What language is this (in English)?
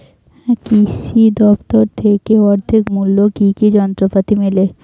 Bangla